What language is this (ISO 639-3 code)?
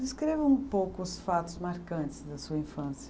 por